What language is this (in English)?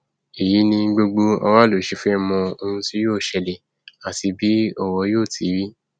Yoruba